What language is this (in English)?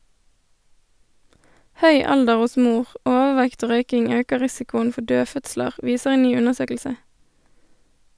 Norwegian